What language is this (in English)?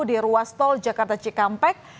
Indonesian